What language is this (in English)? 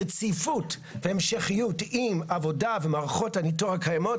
Hebrew